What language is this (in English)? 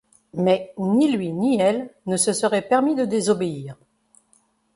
French